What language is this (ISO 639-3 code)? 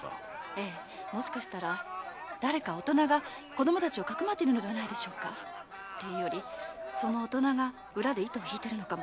jpn